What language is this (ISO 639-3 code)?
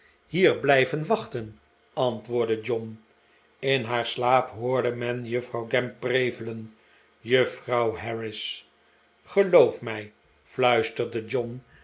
nld